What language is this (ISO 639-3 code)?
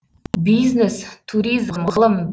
kaz